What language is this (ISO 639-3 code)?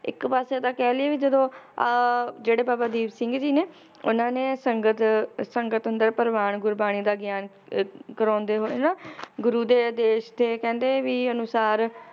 pan